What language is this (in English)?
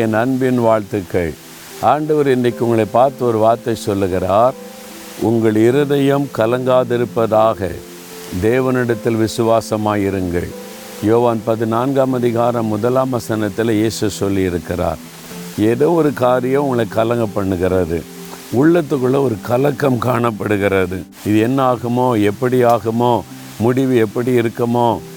Tamil